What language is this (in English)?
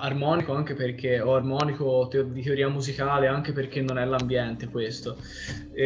Italian